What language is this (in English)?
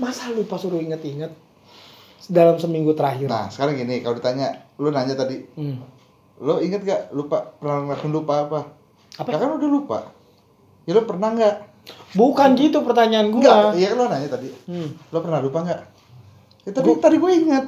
Indonesian